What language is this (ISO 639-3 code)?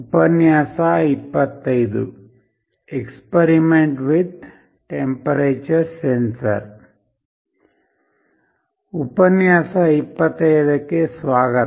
kan